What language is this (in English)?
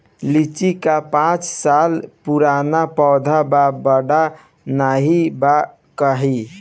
Bhojpuri